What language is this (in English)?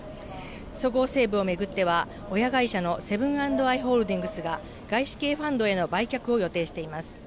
Japanese